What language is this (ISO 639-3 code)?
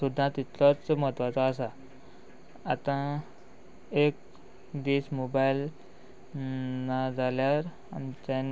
kok